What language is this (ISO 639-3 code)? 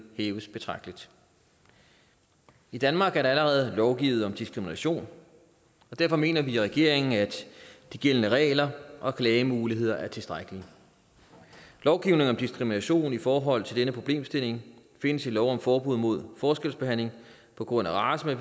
dan